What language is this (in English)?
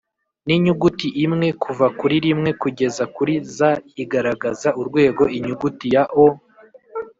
Kinyarwanda